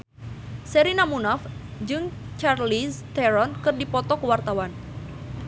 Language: Sundanese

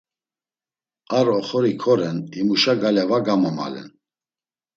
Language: Laz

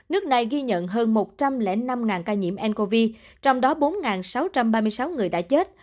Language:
Vietnamese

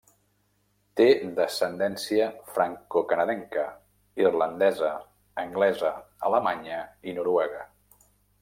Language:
Catalan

